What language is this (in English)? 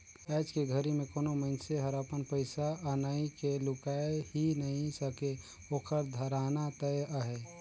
Chhattisgarhi